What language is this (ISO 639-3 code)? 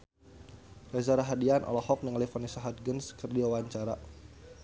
sun